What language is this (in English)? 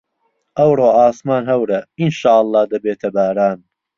Central Kurdish